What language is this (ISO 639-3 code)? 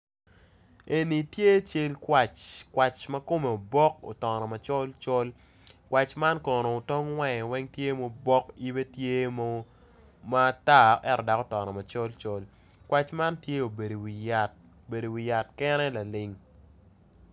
ach